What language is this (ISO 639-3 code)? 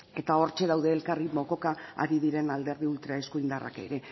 eus